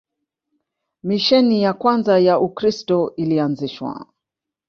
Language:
Swahili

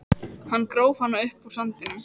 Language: Icelandic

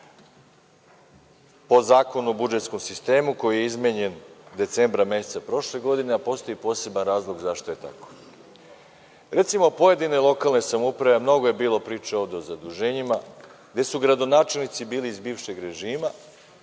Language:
Serbian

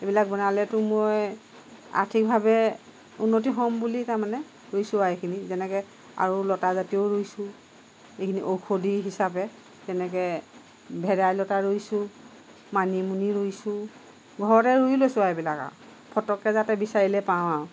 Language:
Assamese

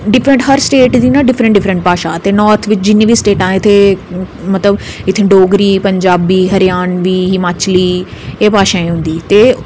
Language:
Dogri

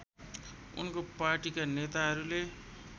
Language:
Nepali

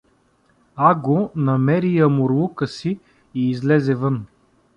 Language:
Bulgarian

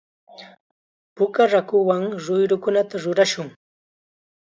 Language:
Chiquián Ancash Quechua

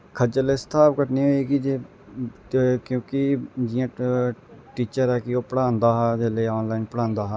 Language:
Dogri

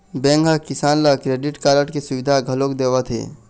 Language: Chhattisgarhi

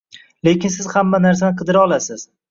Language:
Uzbek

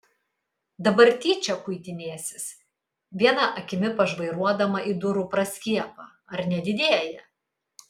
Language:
Lithuanian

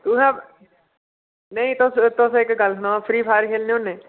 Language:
Dogri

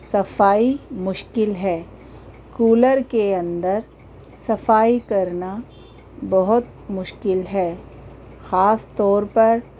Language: Urdu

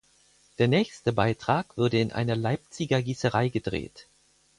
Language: German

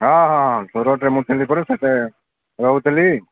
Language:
Odia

